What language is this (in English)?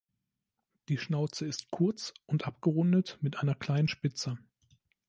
German